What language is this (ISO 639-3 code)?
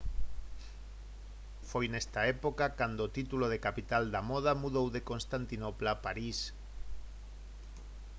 glg